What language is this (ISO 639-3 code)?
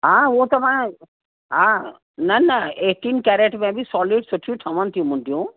snd